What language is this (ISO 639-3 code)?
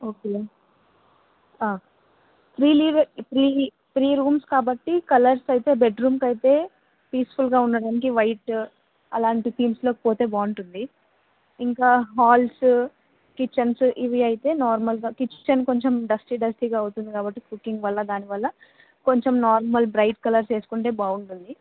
tel